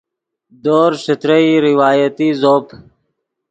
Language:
Yidgha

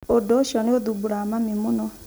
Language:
Kikuyu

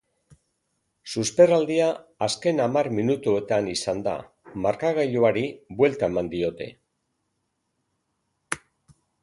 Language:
Basque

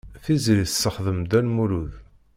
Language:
Kabyle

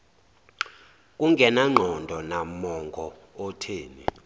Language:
Zulu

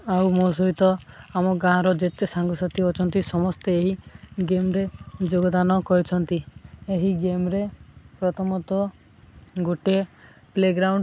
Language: Odia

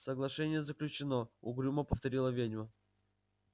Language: Russian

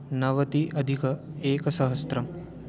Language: Sanskrit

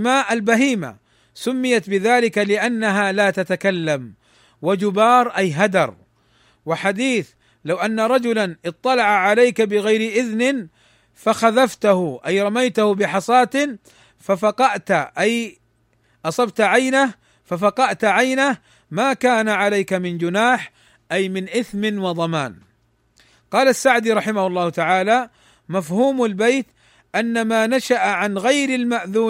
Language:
Arabic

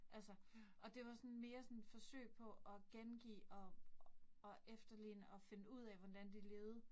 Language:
Danish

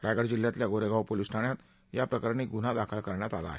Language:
Marathi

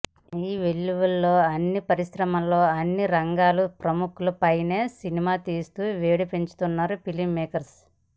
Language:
Telugu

